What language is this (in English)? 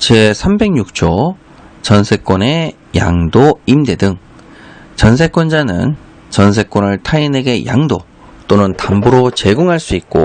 Korean